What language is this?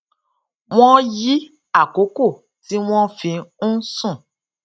Yoruba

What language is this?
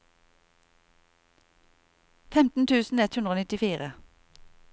Norwegian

